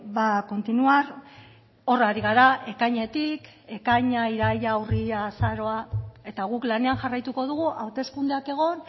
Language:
Basque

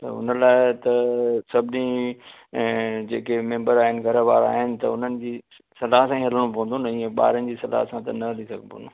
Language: Sindhi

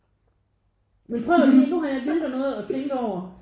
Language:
Danish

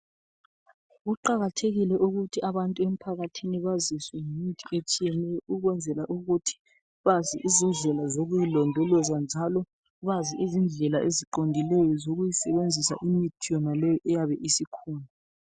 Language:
North Ndebele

